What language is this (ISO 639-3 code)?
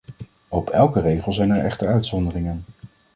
nld